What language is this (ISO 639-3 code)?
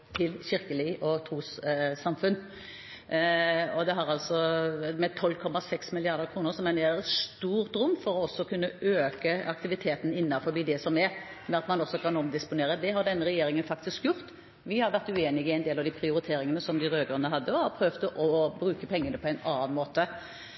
nob